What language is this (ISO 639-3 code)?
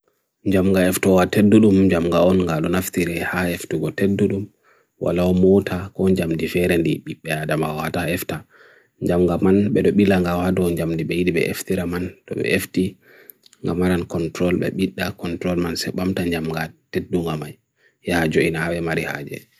fui